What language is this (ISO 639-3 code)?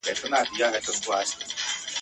pus